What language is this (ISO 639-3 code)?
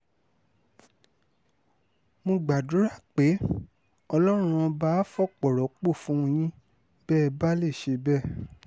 yor